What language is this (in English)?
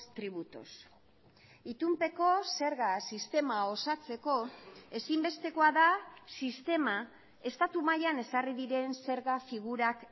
Basque